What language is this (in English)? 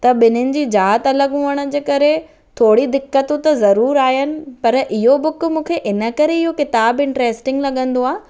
Sindhi